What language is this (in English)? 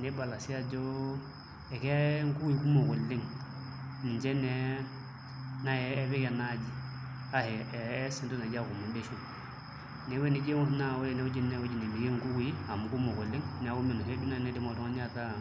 Masai